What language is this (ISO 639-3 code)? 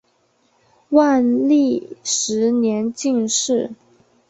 zho